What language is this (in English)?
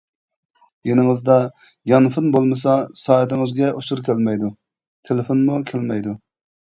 Uyghur